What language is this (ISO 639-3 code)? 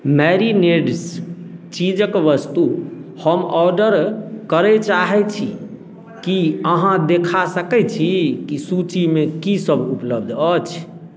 mai